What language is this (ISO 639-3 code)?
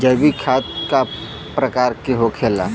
bho